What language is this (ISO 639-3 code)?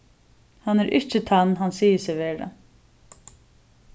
fao